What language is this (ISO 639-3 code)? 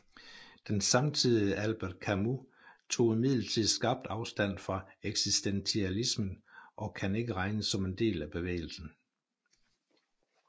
dan